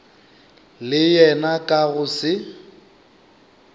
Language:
Northern Sotho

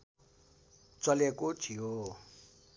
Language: Nepali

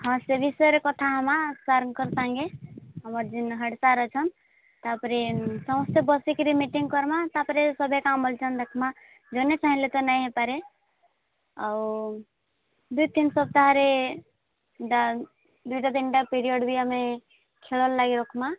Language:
Odia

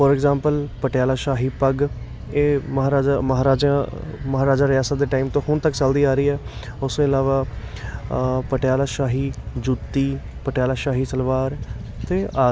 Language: Punjabi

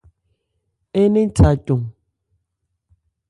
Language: Ebrié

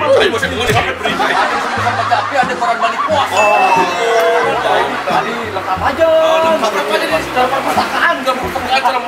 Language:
Indonesian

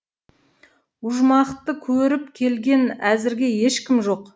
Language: Kazakh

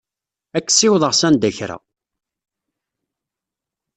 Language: Kabyle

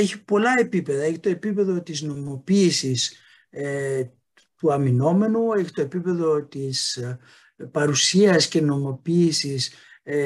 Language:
Greek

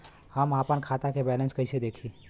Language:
Bhojpuri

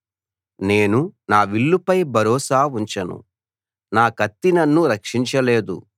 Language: Telugu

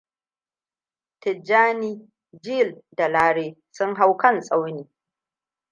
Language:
Hausa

